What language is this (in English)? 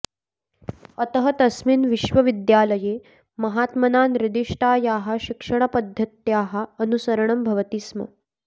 Sanskrit